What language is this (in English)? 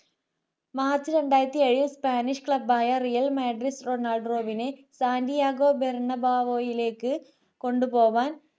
Malayalam